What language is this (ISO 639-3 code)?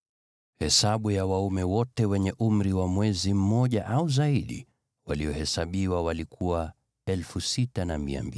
swa